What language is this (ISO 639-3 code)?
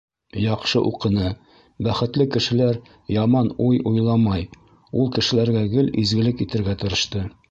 bak